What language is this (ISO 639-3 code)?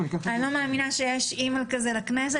heb